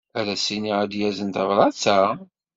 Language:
Kabyle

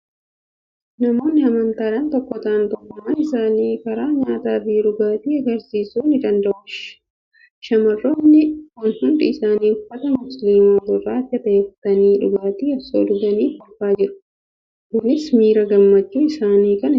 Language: Oromo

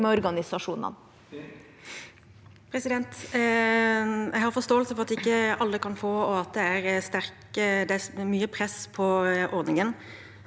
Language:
Norwegian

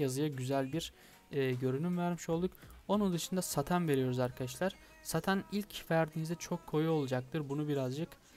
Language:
Turkish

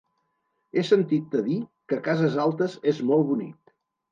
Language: Catalan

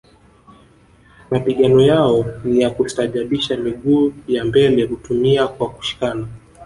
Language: Swahili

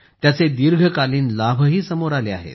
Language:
Marathi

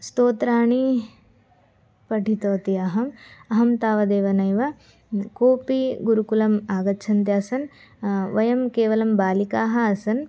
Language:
Sanskrit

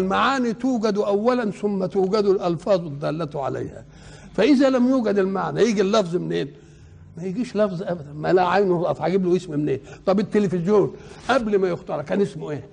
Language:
Arabic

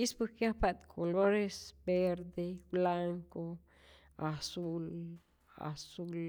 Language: Rayón Zoque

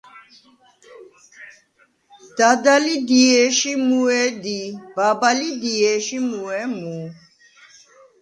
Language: Svan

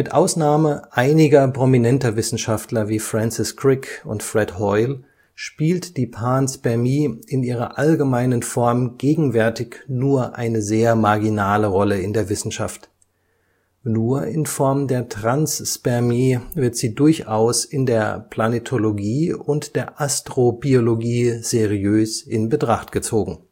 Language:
German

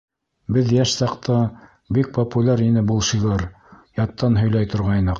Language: Bashkir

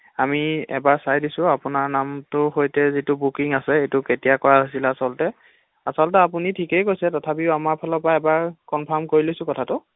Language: Assamese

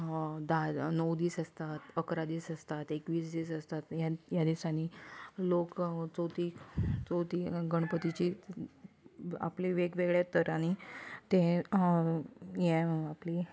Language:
Konkani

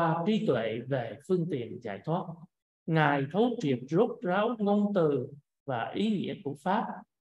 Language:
Vietnamese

